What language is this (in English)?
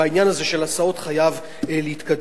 Hebrew